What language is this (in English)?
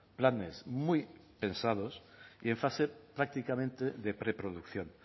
Spanish